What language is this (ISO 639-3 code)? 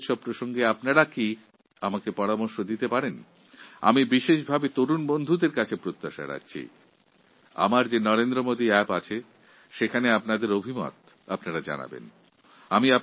ben